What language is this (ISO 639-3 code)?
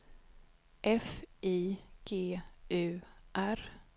swe